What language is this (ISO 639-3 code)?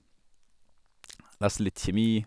nor